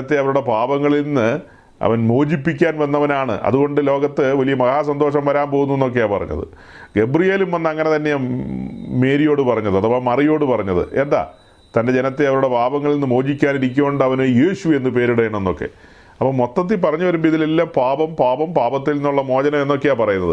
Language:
Malayalam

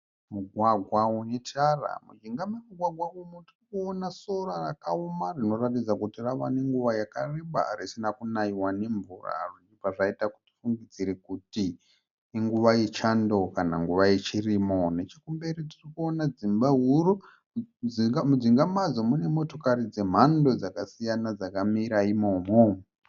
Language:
Shona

